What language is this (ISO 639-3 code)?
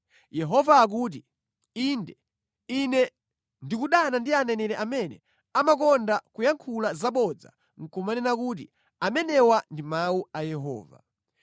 nya